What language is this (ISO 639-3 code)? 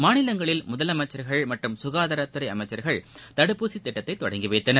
tam